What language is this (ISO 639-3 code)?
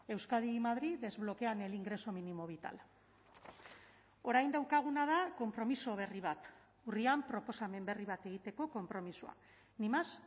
eus